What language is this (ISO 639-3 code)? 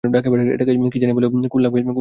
ben